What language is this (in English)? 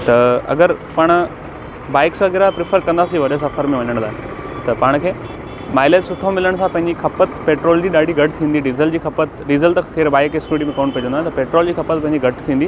Sindhi